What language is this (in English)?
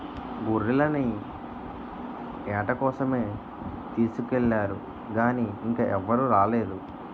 Telugu